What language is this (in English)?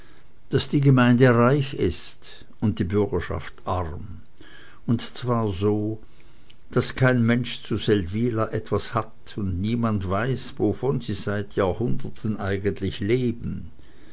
German